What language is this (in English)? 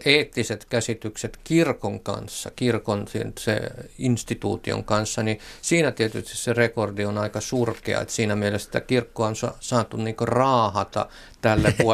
Finnish